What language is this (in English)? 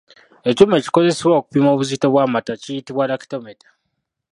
Ganda